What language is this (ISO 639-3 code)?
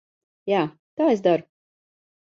lav